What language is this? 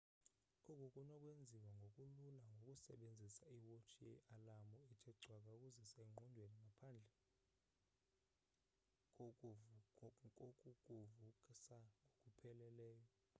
Xhosa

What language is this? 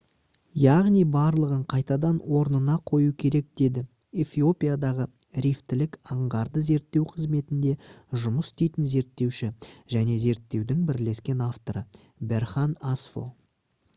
Kazakh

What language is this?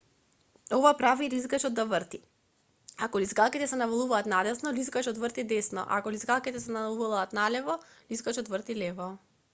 Macedonian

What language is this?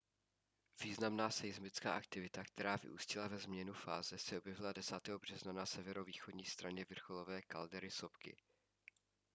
Czech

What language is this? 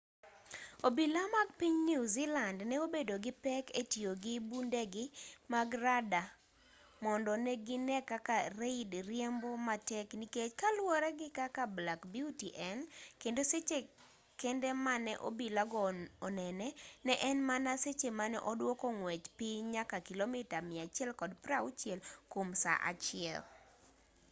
Luo (Kenya and Tanzania)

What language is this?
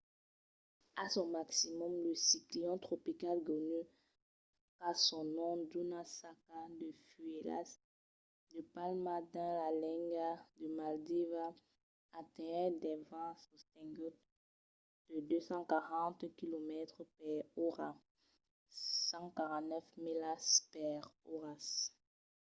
Occitan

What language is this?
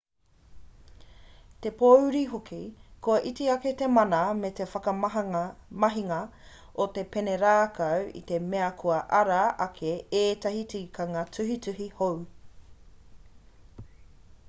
Māori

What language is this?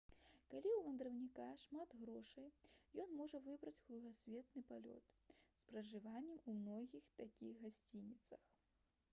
Belarusian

